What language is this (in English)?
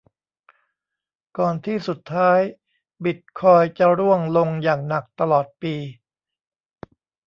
Thai